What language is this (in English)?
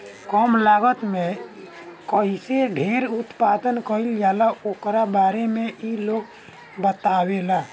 Bhojpuri